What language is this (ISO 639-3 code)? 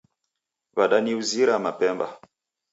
dav